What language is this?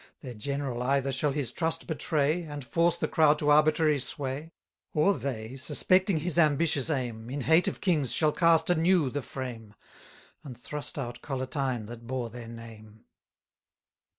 English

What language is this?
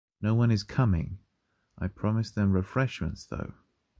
English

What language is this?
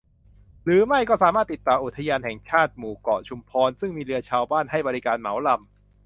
Thai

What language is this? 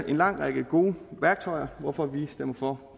Danish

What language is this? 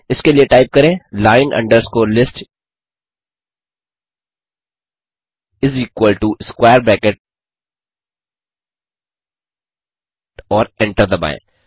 Hindi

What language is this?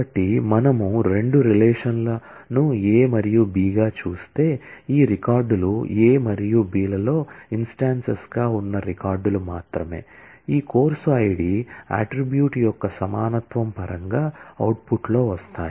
Telugu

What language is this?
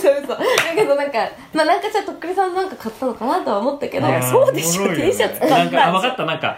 Japanese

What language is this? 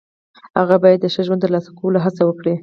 Pashto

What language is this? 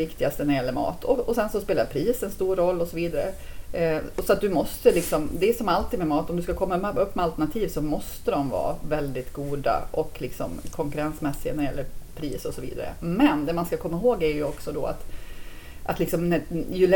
Swedish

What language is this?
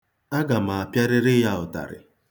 Igbo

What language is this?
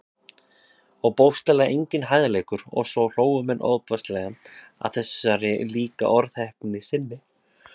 Icelandic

